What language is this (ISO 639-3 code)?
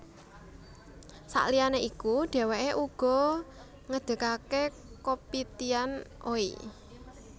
jav